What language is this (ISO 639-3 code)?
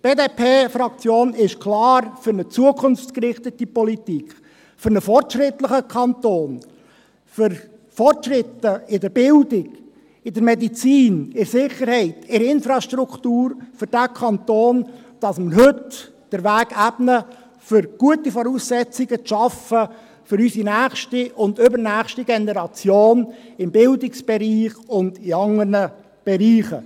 gsw